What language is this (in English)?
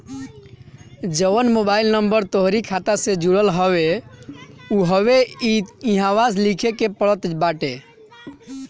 Bhojpuri